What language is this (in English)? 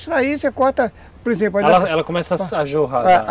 Portuguese